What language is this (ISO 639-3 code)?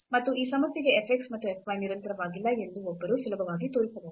kan